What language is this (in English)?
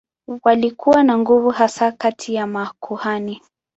Swahili